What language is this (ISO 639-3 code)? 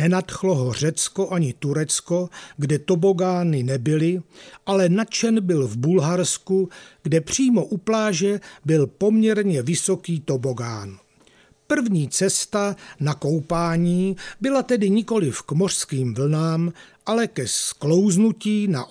ces